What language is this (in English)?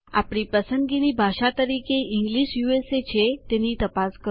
Gujarati